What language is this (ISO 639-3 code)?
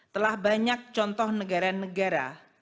ind